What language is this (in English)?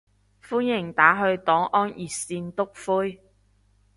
Cantonese